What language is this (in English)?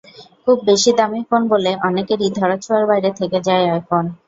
Bangla